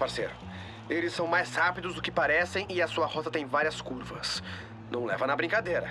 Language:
Portuguese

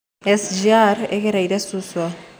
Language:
Kikuyu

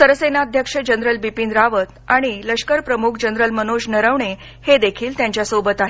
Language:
Marathi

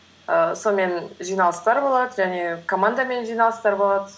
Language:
Kazakh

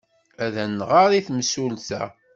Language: Kabyle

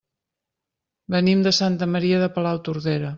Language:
Catalan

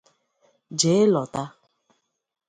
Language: Igbo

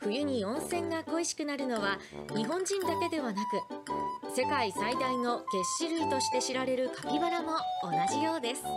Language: Japanese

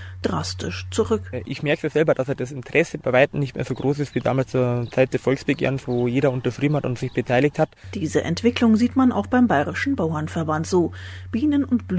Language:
German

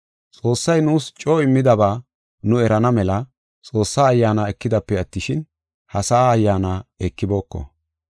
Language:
Gofa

